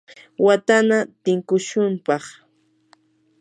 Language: Yanahuanca Pasco Quechua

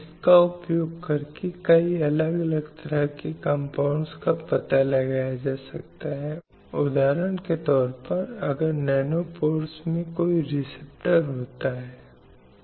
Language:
Hindi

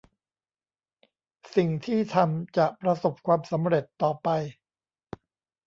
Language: Thai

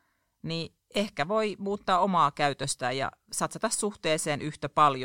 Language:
Finnish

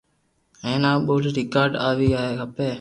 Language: Loarki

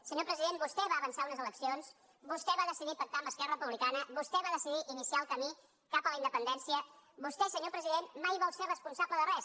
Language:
Catalan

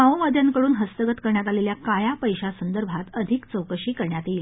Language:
Marathi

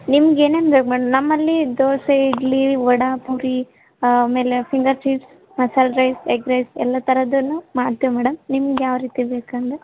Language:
Kannada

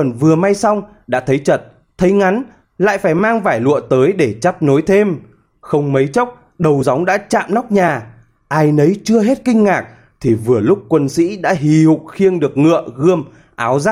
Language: Vietnamese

